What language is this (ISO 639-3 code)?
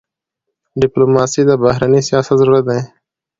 pus